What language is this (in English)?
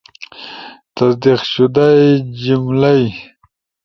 Ushojo